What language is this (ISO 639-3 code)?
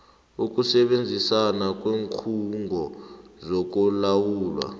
nbl